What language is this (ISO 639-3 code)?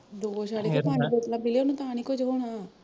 pan